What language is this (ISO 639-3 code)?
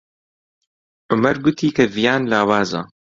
ckb